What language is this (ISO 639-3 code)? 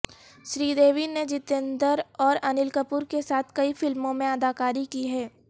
urd